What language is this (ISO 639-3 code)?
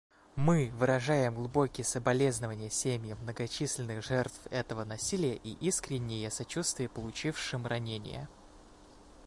rus